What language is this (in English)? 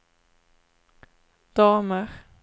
Swedish